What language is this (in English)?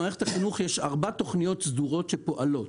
Hebrew